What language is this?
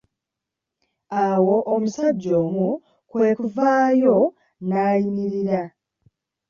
Ganda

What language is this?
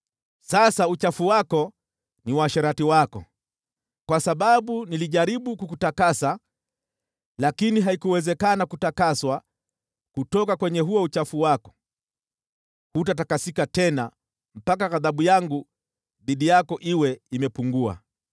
Swahili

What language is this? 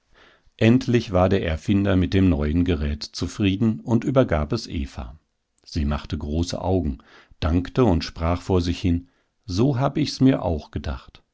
German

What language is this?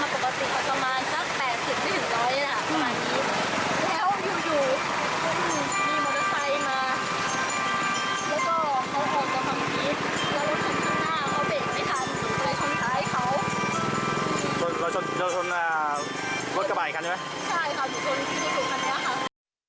Thai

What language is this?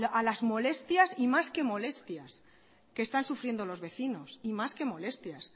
Spanish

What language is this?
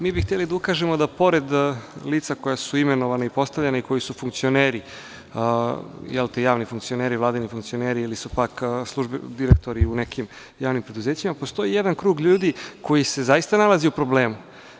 Serbian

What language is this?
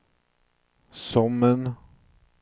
Swedish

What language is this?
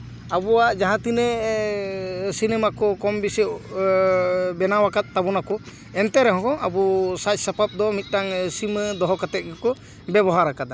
Santali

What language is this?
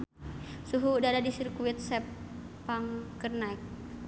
Sundanese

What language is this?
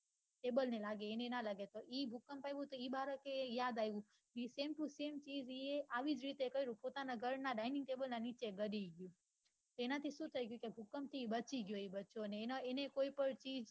Gujarati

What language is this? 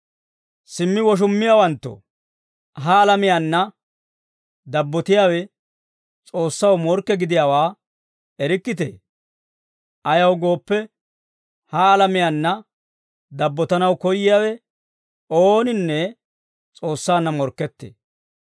Dawro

